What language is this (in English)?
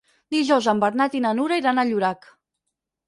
Catalan